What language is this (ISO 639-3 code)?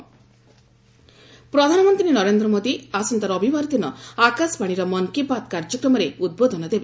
ori